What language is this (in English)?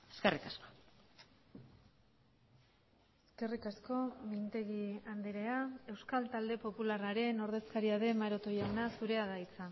Basque